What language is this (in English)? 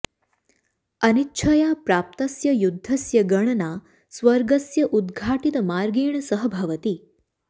Sanskrit